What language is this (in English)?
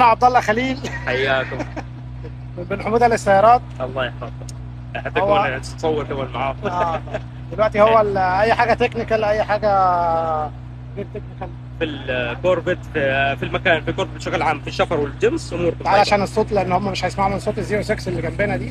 Arabic